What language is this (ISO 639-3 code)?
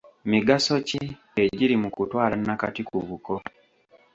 lug